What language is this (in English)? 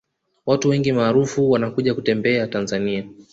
Swahili